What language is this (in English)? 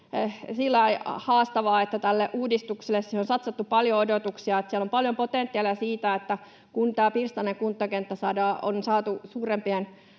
Finnish